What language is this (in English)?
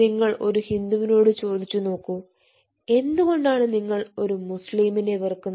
Malayalam